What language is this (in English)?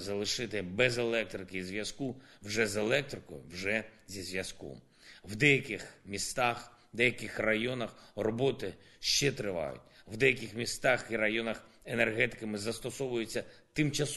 Ukrainian